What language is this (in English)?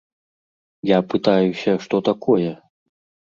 Belarusian